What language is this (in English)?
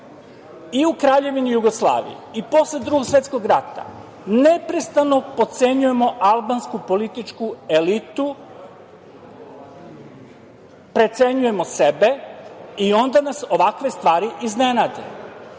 Serbian